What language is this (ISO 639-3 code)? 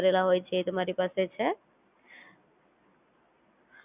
guj